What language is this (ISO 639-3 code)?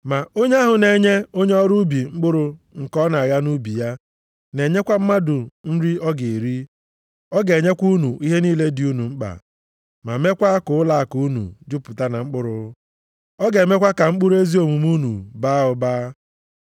ibo